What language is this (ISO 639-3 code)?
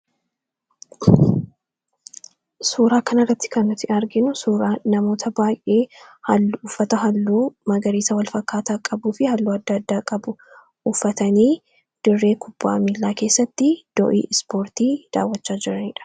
orm